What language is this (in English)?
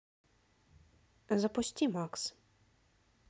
Russian